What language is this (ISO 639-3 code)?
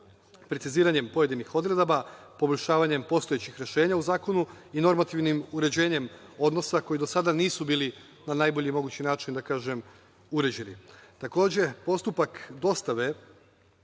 srp